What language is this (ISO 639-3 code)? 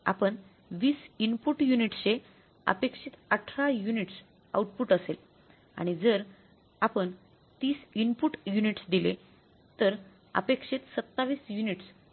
mar